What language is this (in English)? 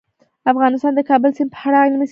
Pashto